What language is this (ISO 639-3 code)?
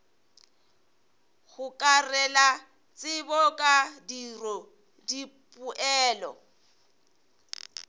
nso